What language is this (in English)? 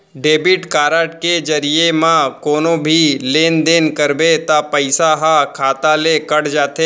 Chhattisgarhi